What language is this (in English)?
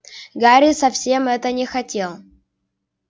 Russian